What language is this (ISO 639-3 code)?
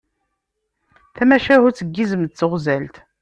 kab